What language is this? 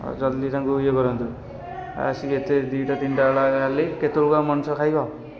Odia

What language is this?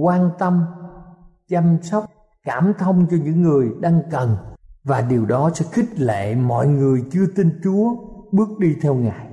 Vietnamese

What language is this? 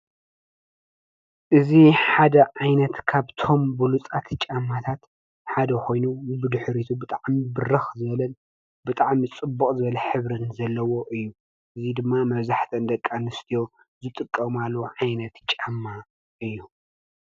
Tigrinya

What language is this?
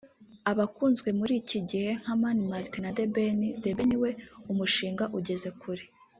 Kinyarwanda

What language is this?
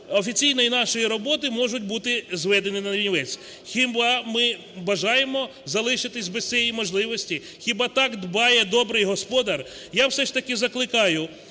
Ukrainian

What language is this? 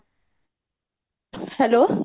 Odia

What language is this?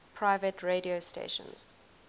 English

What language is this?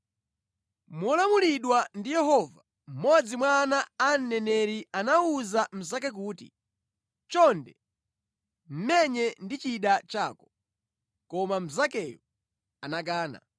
Nyanja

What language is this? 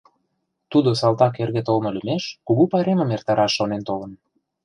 Mari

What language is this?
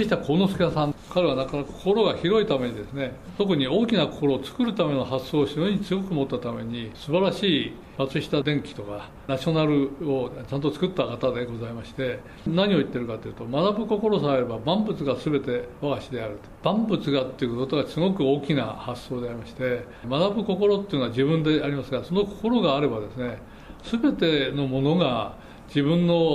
Japanese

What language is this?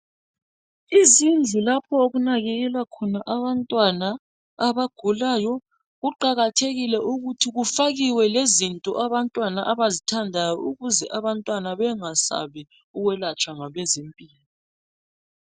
North Ndebele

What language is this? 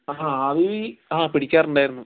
Malayalam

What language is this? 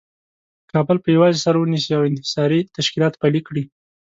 Pashto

